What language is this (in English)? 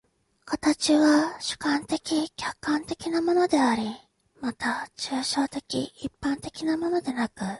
Japanese